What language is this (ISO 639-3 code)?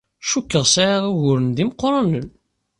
kab